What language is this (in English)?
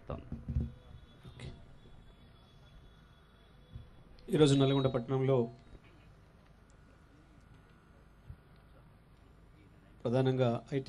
Hindi